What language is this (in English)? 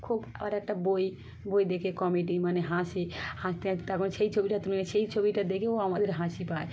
Bangla